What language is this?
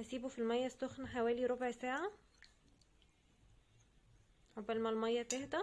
Arabic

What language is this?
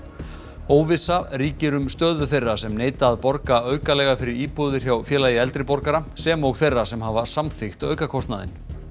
Icelandic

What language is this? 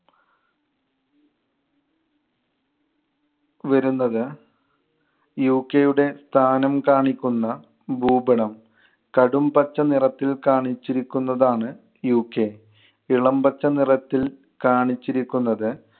Malayalam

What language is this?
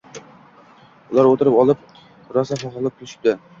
Uzbek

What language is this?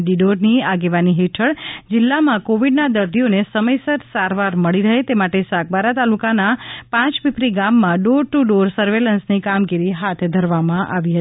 Gujarati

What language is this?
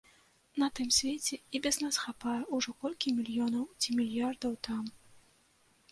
Belarusian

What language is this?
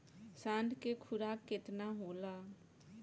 Bhojpuri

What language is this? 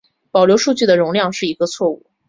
Chinese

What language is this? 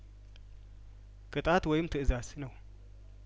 Amharic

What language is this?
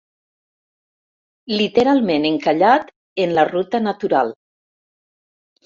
Catalan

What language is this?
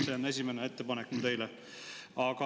Estonian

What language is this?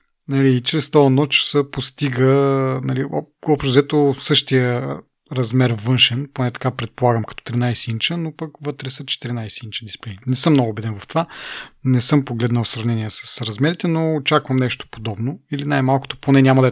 Bulgarian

